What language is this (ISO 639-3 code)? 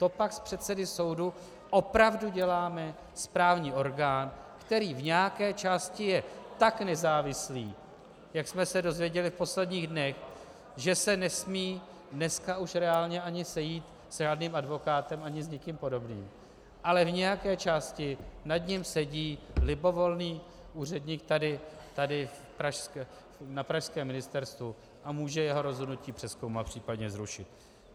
ces